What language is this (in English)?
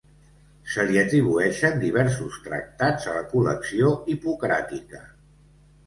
Catalan